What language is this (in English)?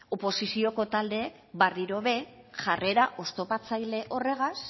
Basque